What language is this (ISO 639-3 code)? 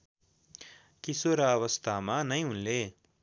nep